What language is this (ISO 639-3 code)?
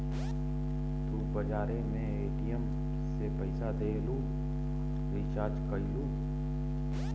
bho